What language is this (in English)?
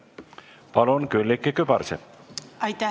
Estonian